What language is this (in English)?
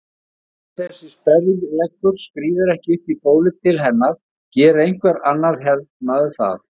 Icelandic